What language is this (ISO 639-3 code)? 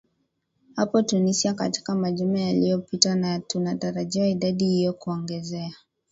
swa